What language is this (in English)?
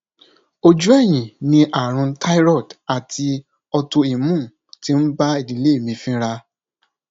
Yoruba